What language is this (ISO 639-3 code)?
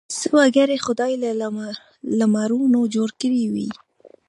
pus